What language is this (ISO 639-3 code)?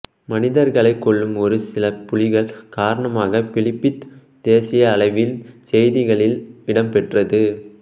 tam